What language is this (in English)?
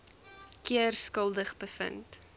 Afrikaans